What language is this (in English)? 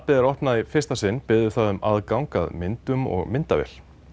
Icelandic